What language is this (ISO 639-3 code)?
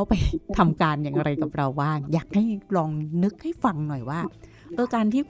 tha